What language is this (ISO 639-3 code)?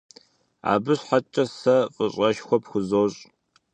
kbd